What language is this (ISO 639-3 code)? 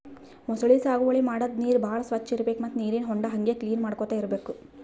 kan